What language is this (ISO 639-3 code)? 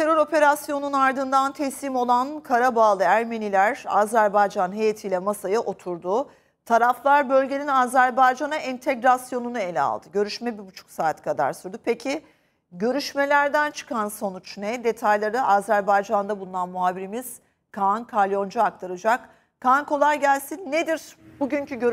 tur